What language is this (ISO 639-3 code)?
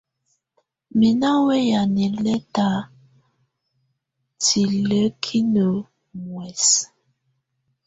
tvu